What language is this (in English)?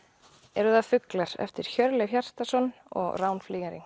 Icelandic